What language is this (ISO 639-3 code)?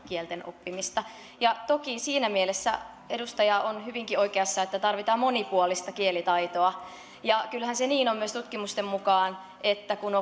fin